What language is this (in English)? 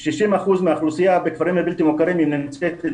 Hebrew